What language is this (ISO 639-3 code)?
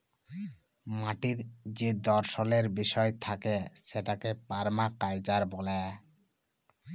ben